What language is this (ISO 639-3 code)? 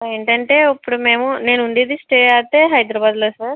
tel